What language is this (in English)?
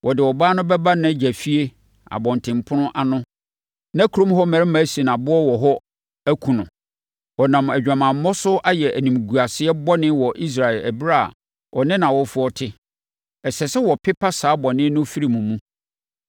Akan